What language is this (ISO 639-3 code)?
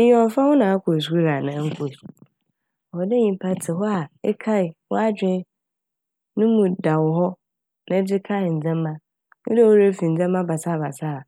aka